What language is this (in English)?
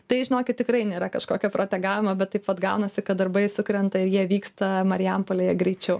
Lithuanian